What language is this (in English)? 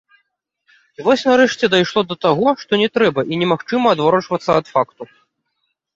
Belarusian